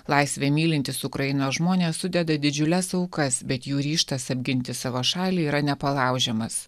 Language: Lithuanian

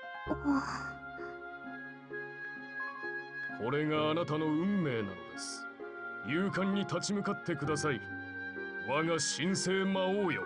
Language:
Japanese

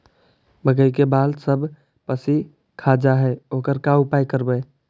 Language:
Magahi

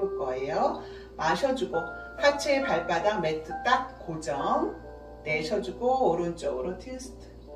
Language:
Korean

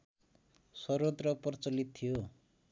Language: Nepali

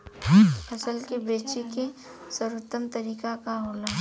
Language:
Bhojpuri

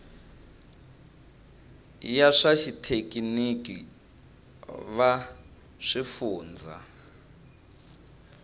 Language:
Tsonga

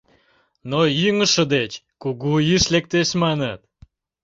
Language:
Mari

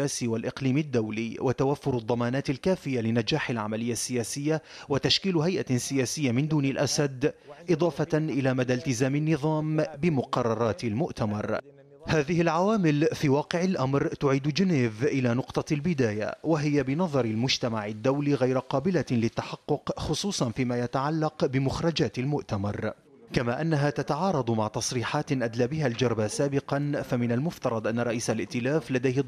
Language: Arabic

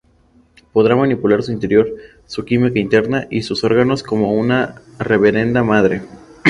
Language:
Spanish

